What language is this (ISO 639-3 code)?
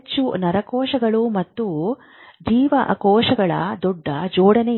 kan